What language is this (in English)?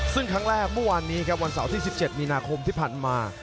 Thai